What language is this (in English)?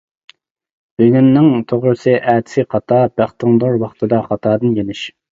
Uyghur